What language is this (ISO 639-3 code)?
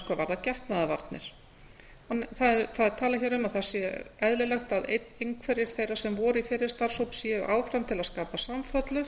isl